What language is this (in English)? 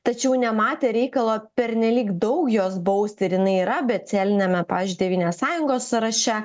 Lithuanian